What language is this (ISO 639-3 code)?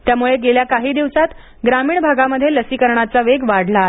mar